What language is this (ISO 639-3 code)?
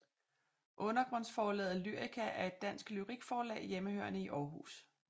dan